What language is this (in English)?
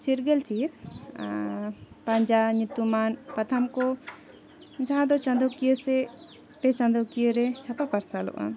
Santali